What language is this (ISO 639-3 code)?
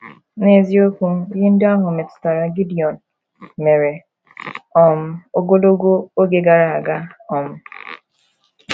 ibo